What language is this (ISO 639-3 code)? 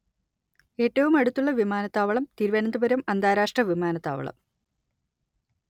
mal